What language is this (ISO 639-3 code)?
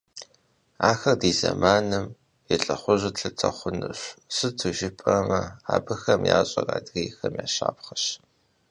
kbd